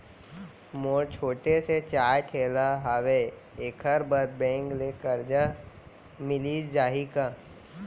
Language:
Chhattisgarhi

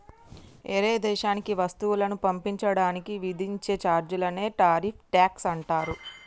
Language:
Telugu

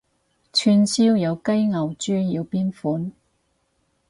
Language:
Cantonese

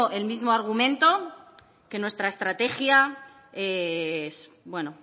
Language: Spanish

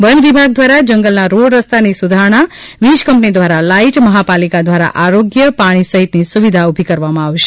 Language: Gujarati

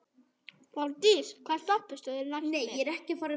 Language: Icelandic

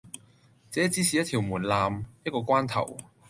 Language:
Cantonese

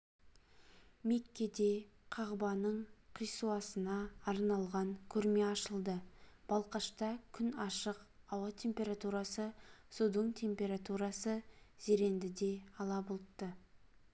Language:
Kazakh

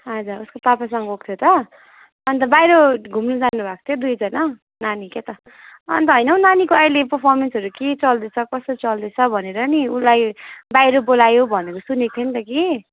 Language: Nepali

